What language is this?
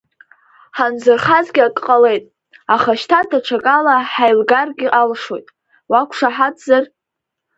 Abkhazian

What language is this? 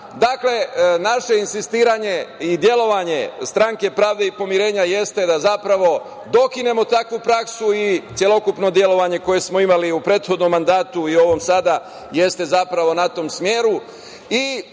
Serbian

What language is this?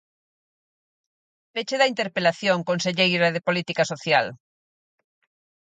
Galician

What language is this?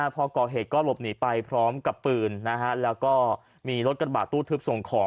Thai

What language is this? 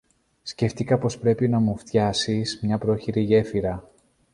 Greek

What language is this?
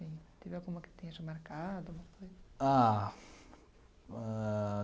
Portuguese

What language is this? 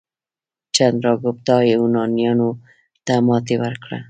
Pashto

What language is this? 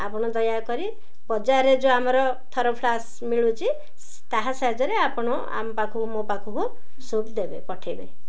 Odia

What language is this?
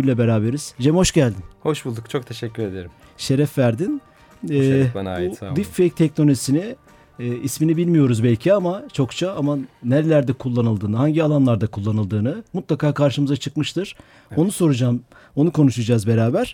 Turkish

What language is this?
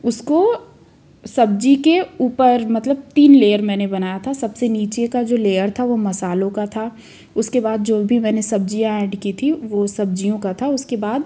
Hindi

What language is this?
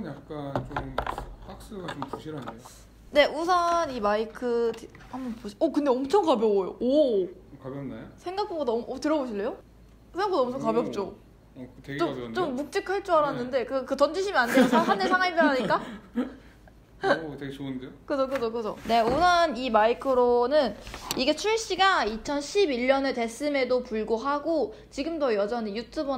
Korean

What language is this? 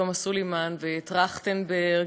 Hebrew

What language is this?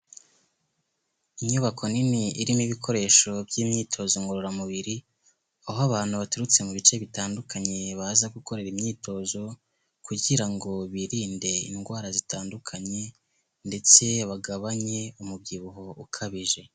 Kinyarwanda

